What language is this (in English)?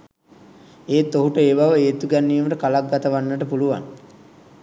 Sinhala